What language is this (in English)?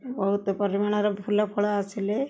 Odia